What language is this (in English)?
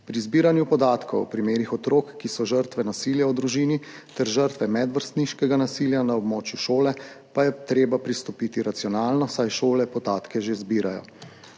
Slovenian